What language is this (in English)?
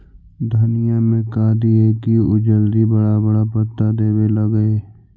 Magahi